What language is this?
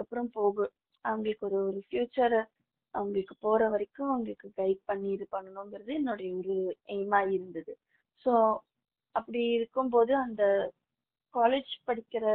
Tamil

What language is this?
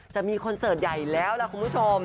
Thai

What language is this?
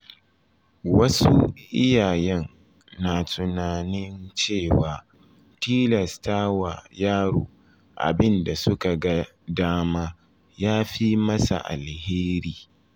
Hausa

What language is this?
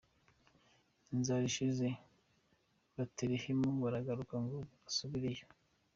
Kinyarwanda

